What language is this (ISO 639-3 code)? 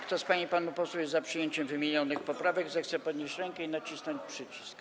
pol